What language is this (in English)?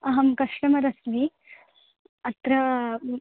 Sanskrit